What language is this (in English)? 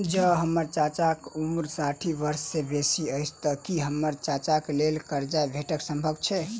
Maithili